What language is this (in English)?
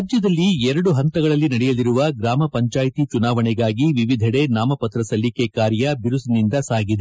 Kannada